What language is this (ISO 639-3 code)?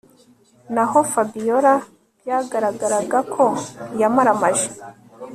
kin